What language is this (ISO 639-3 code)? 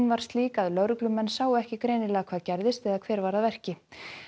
isl